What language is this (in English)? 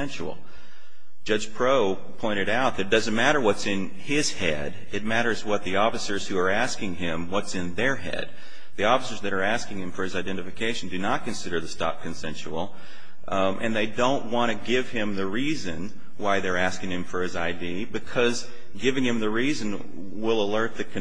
English